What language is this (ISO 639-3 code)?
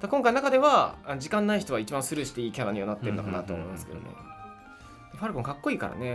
jpn